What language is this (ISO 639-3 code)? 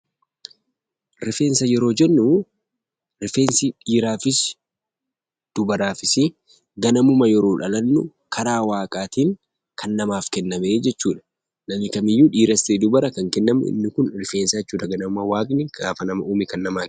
orm